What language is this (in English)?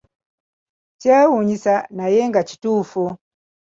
Ganda